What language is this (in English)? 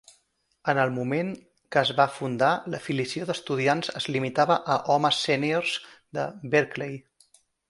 Catalan